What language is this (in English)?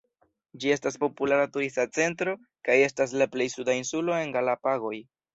Esperanto